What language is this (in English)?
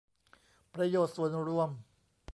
Thai